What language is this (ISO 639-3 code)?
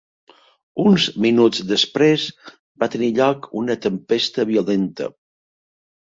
cat